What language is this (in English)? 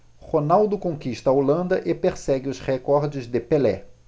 Portuguese